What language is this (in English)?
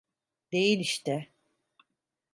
Turkish